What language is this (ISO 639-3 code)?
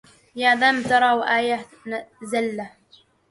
ara